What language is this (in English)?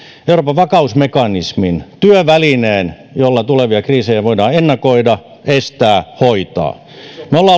Finnish